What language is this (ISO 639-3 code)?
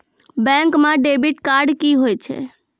mai